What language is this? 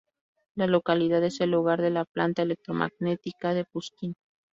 Spanish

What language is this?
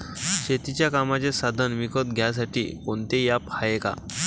Marathi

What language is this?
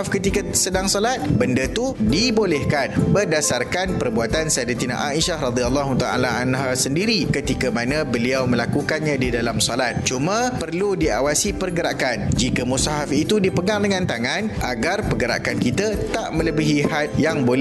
Malay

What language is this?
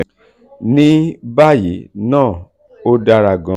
Yoruba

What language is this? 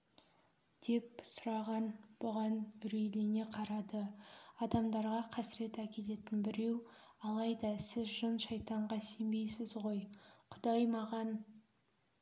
Kazakh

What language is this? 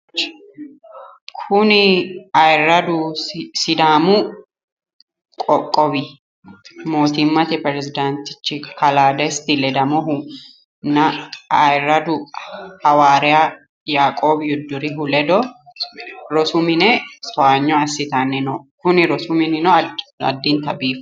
Sidamo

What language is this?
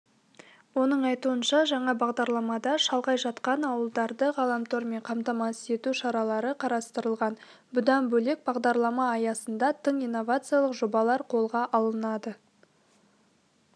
Kazakh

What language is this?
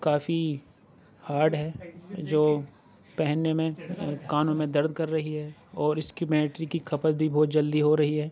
Urdu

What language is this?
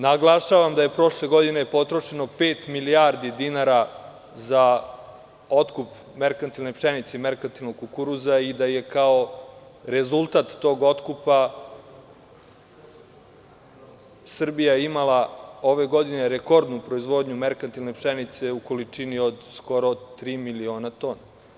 Serbian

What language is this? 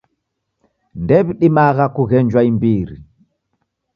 Taita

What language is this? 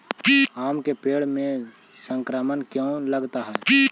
Magahi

